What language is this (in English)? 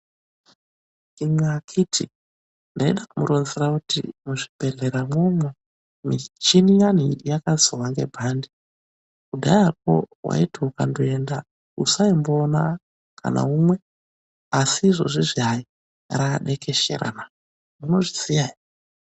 Ndau